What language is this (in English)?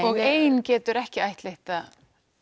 Icelandic